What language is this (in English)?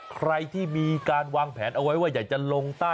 Thai